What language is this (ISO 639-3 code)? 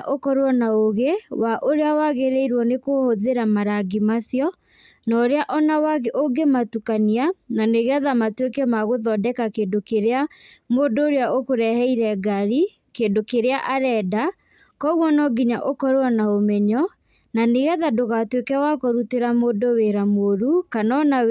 kik